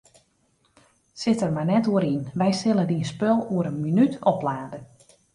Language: Western Frisian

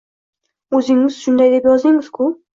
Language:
Uzbek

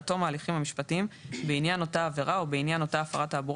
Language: Hebrew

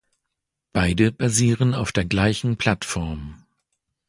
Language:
German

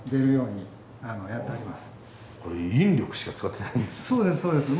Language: Japanese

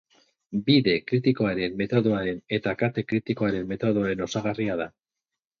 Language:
Basque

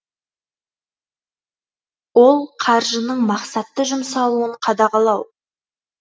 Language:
Kazakh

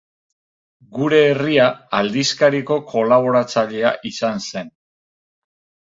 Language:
Basque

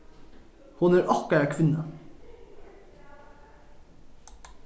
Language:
Faroese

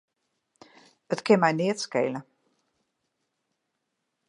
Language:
Western Frisian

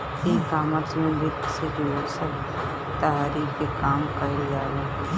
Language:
Bhojpuri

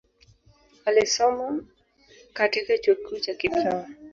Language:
Swahili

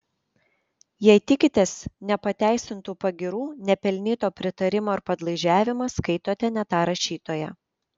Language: Lithuanian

